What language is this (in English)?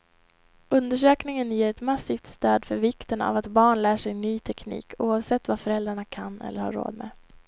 Swedish